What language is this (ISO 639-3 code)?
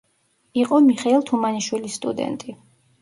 kat